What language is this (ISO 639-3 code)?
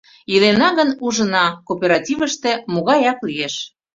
chm